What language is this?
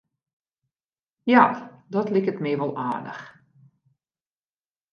Western Frisian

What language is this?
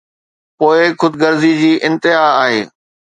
Sindhi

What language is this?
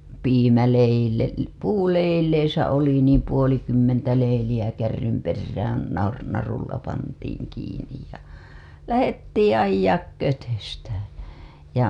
Finnish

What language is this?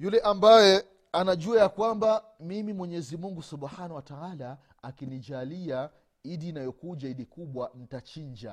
Swahili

